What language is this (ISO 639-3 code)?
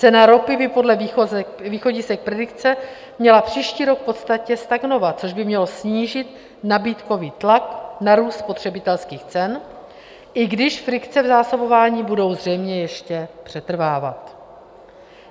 ces